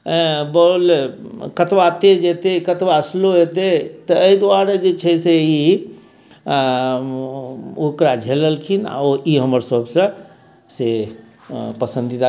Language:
Maithili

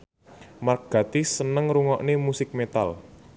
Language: Javanese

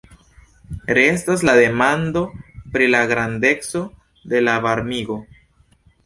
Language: Esperanto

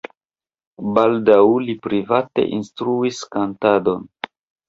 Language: Esperanto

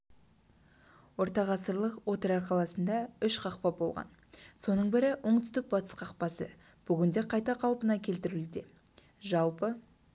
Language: Kazakh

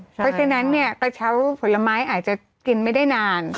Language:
Thai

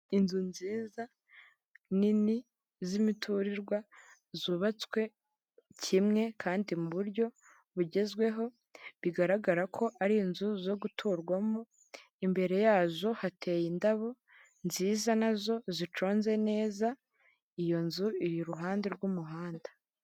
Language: Kinyarwanda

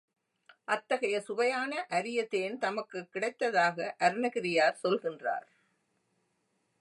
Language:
Tamil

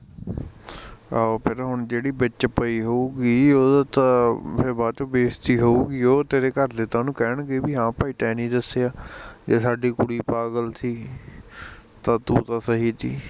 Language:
Punjabi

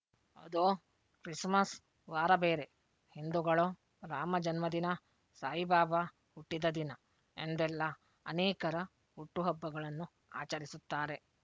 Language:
Kannada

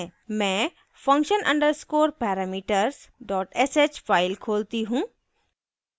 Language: Hindi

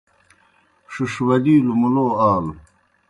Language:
Kohistani Shina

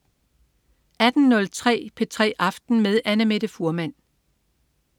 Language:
Danish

